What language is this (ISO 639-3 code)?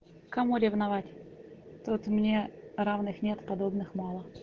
rus